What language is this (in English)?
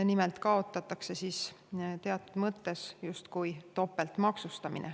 Estonian